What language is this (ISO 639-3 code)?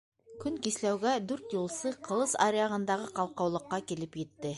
bak